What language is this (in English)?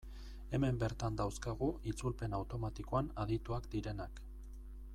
Basque